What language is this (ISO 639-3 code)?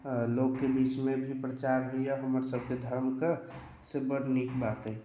mai